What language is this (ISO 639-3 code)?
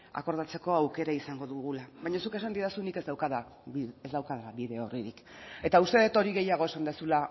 eus